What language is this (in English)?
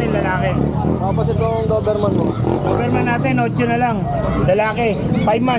Filipino